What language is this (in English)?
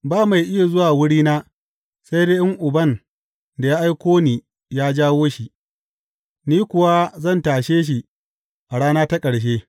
Hausa